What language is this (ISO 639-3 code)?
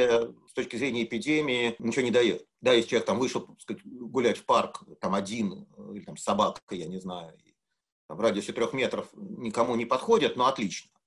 rus